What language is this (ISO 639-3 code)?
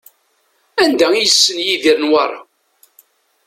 kab